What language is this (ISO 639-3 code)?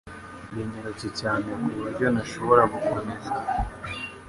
kin